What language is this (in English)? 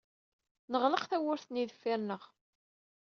Kabyle